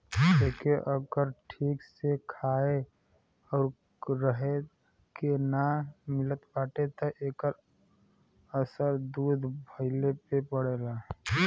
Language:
Bhojpuri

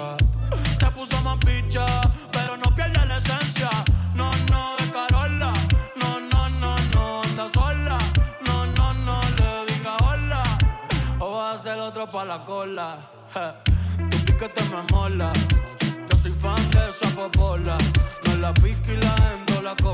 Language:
English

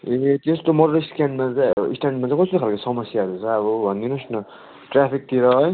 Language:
Nepali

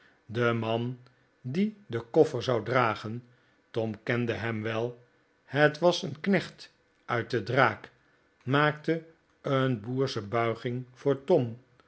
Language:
Dutch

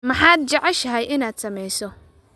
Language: Somali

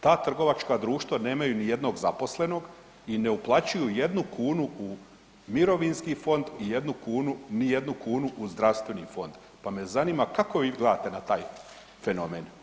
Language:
Croatian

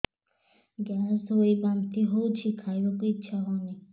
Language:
Odia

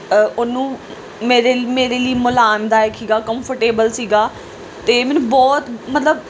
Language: Punjabi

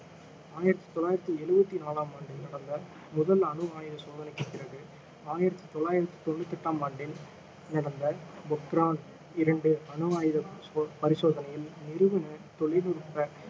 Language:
Tamil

